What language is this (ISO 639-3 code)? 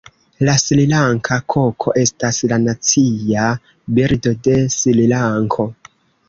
epo